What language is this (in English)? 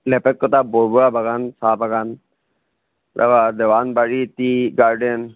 Assamese